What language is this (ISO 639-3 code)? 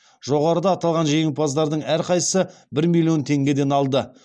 kaz